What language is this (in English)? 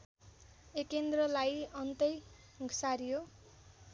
Nepali